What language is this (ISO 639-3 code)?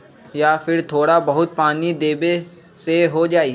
mag